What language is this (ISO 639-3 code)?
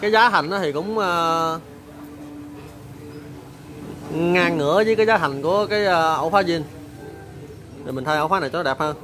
vie